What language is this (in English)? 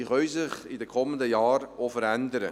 Swiss German